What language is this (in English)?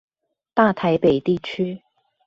Chinese